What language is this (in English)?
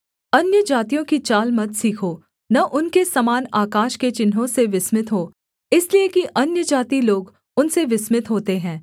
Hindi